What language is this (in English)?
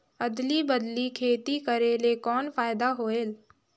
Chhattisgarhi